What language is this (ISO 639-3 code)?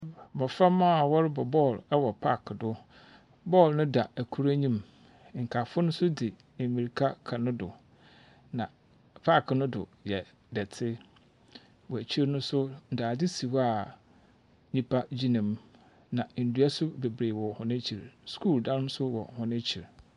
aka